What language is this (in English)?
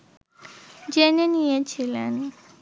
Bangla